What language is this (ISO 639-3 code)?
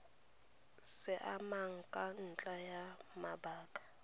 tsn